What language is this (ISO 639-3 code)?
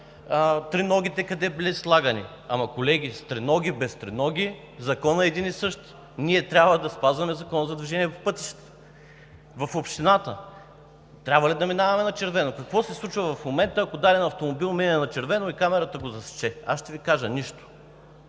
bul